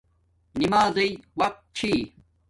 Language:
Domaaki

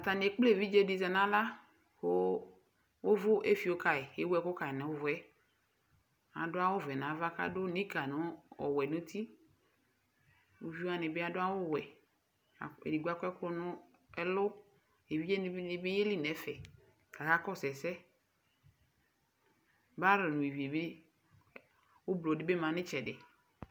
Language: Ikposo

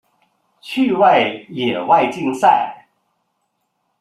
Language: Chinese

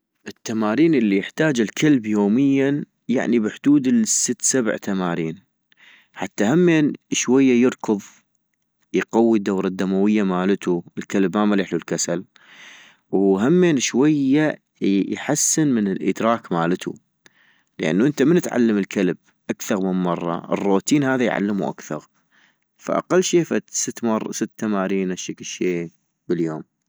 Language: North Mesopotamian Arabic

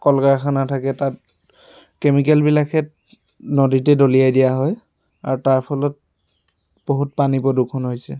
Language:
Assamese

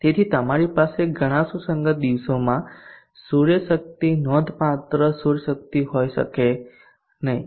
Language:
Gujarati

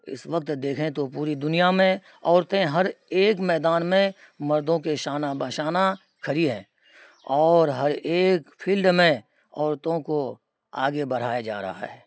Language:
Urdu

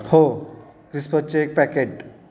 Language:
Marathi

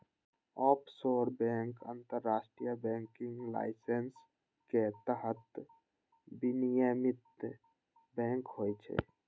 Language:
Maithili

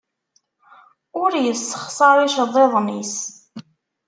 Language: Kabyle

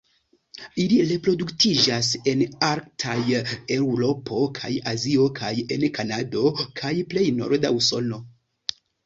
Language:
Esperanto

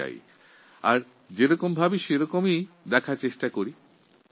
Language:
Bangla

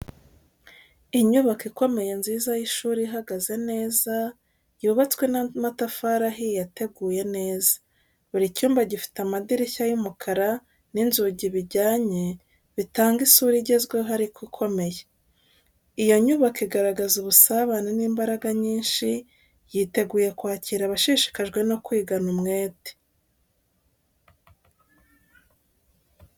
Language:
Kinyarwanda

